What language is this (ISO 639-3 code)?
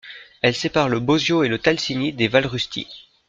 fra